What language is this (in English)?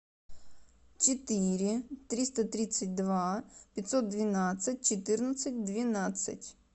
Russian